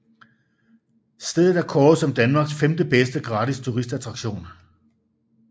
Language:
Danish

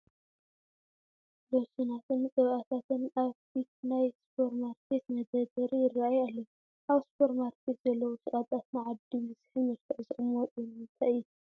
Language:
Tigrinya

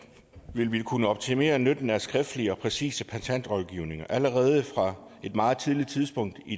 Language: Danish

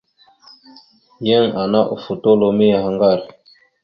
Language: Mada (Cameroon)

